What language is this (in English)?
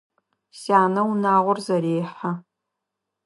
Adyghe